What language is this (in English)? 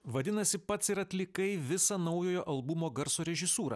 Lithuanian